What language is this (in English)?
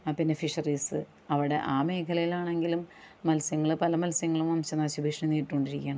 Malayalam